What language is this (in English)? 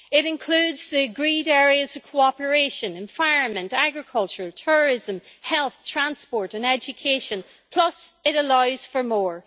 English